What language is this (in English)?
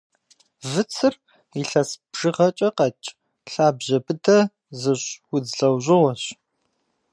Kabardian